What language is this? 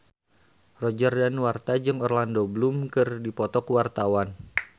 Sundanese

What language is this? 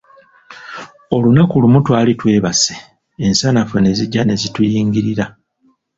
Ganda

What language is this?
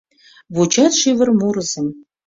Mari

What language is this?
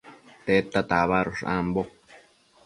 Matsés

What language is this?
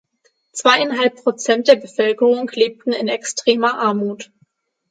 German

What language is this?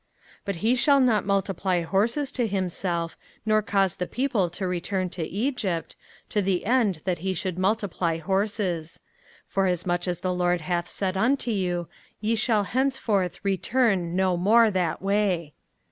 English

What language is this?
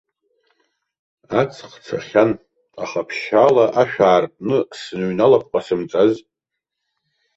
Abkhazian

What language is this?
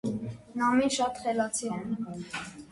Armenian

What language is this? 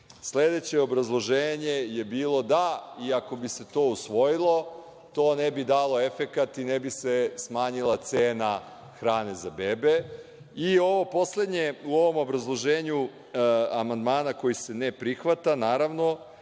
Serbian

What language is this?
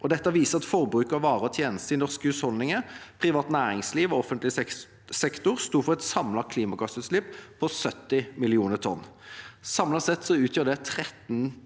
Norwegian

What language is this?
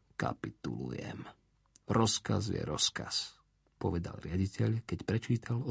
Slovak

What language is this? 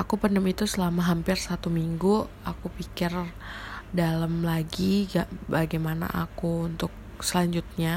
Indonesian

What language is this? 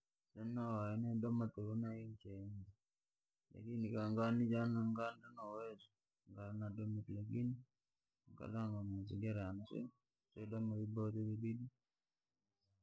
Langi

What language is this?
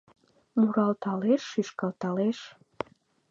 Mari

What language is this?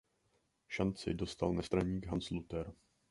Czech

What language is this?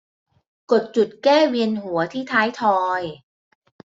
Thai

